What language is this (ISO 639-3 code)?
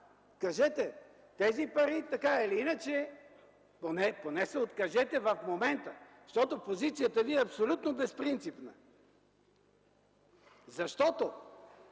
bul